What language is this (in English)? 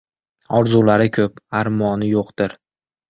Uzbek